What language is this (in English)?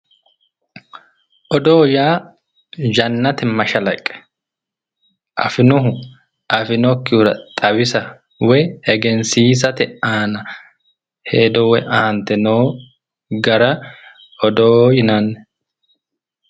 Sidamo